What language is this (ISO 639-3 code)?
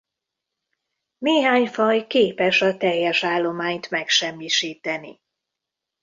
hun